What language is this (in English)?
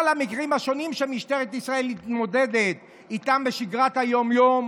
Hebrew